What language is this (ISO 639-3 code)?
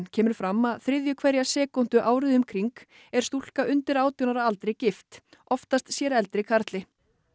isl